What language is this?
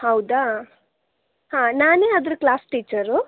Kannada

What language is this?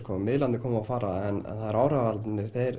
Icelandic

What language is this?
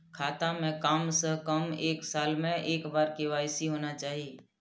Maithili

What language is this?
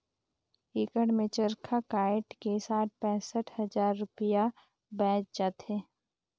Chhattisgarhi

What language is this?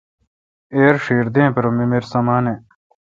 Kalkoti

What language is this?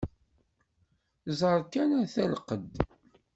Kabyle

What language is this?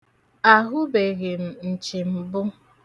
Igbo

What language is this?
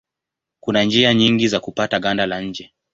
Swahili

